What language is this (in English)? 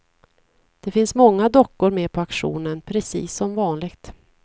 Swedish